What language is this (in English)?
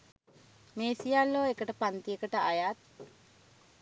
Sinhala